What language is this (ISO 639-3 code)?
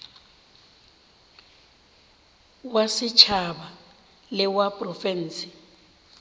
nso